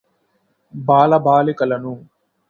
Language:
Telugu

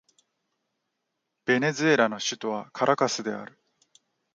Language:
Japanese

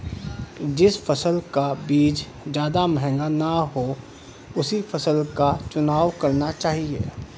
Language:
Hindi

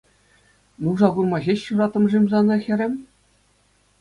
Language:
Chuvash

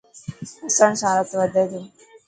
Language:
Dhatki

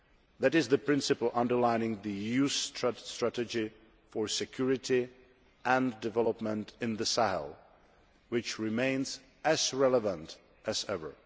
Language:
English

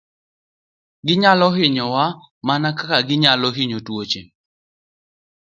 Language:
Luo (Kenya and Tanzania)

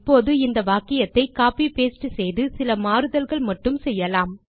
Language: Tamil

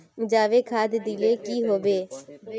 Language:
Magahi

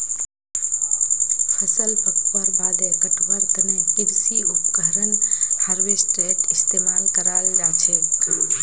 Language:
Magahi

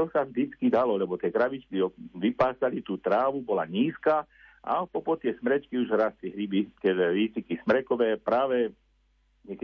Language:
Slovak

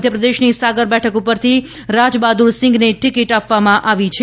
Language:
Gujarati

